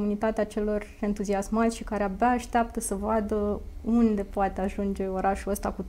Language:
Romanian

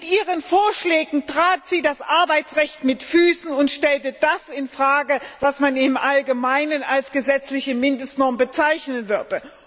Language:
German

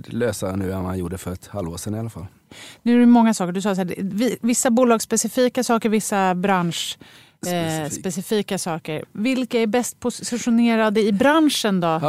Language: Swedish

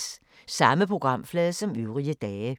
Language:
Danish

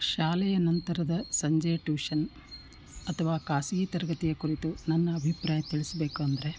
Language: Kannada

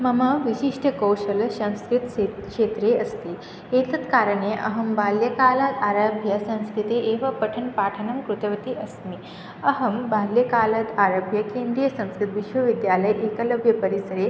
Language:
Sanskrit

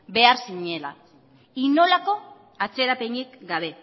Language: Basque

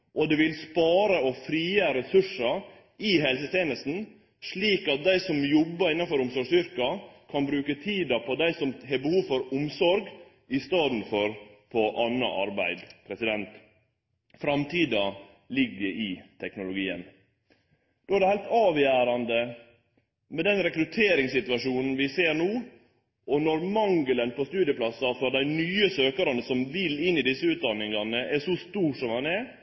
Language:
Norwegian Nynorsk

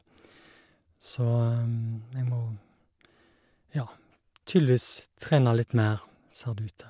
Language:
Norwegian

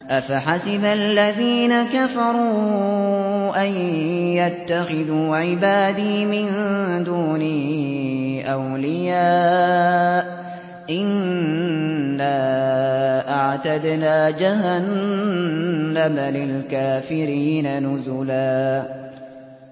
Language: Arabic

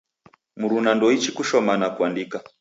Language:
Taita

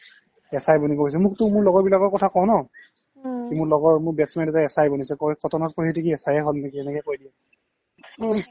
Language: Assamese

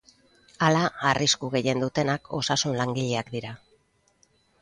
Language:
Basque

